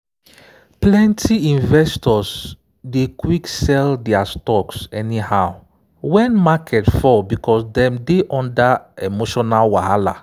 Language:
Nigerian Pidgin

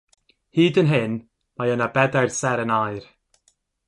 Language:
Welsh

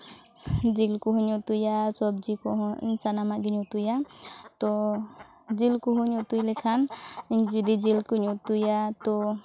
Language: Santali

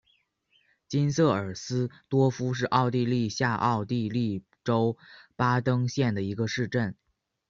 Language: Chinese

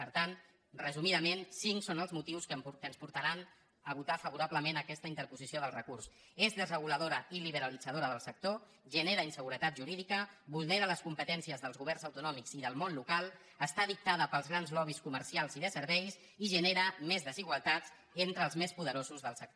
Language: Catalan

